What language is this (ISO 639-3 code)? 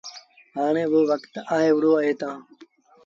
sbn